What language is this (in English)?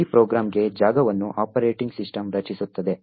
Kannada